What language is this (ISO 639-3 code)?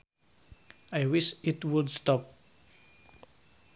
sun